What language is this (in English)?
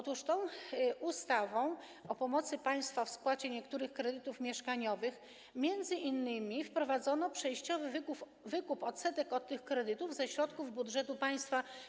Polish